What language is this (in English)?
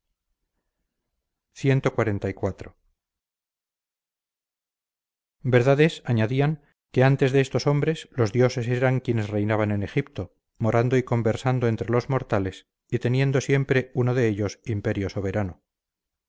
Spanish